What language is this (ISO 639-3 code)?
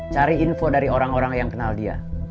ind